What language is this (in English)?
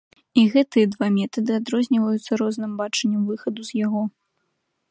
Belarusian